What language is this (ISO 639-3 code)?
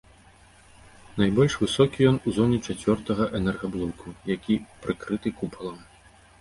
bel